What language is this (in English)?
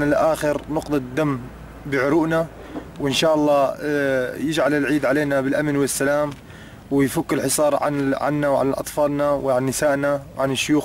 Arabic